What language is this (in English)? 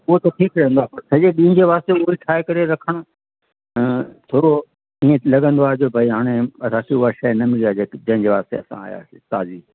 Sindhi